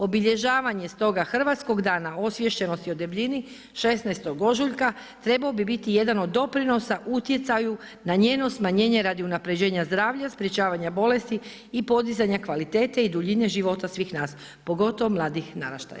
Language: Croatian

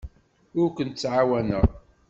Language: Kabyle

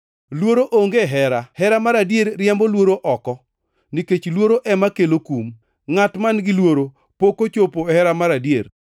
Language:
Luo (Kenya and Tanzania)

